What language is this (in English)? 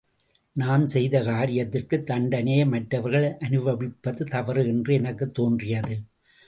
Tamil